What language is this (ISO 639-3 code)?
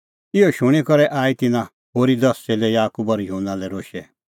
kfx